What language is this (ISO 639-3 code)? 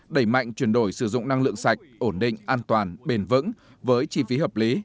vie